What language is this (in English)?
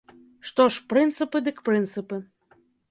Belarusian